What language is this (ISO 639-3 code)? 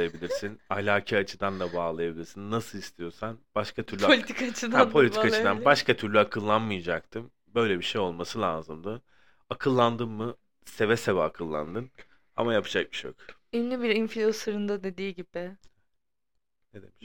tur